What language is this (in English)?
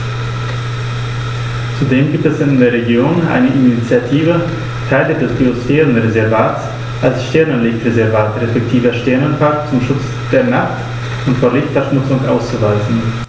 German